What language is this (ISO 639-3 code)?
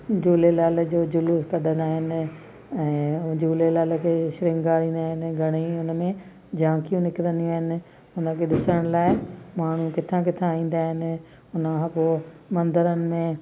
snd